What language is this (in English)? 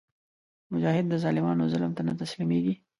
Pashto